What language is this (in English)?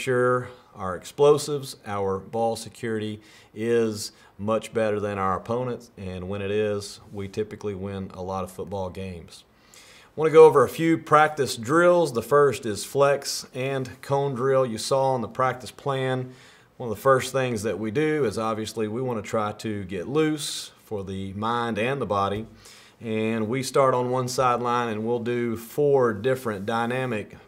English